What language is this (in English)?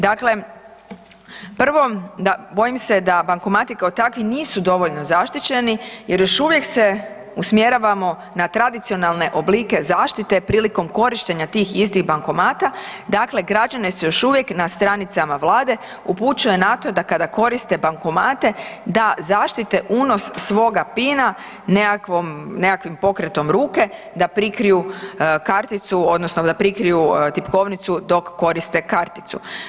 Croatian